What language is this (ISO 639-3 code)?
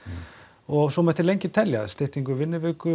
isl